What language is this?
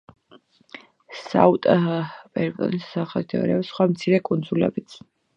Georgian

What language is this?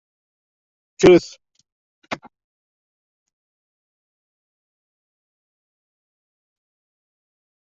Kabyle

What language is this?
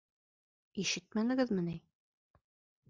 Bashkir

